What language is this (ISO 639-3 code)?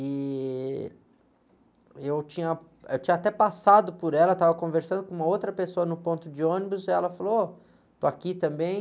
por